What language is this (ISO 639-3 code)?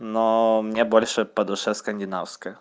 rus